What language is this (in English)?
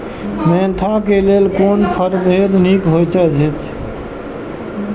Maithili